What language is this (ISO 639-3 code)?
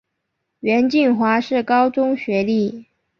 zho